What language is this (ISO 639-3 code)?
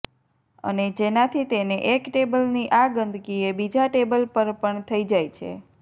guj